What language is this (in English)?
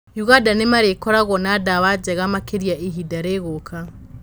Kikuyu